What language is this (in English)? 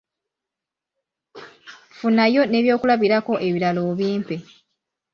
Ganda